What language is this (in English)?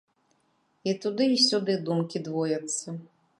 Belarusian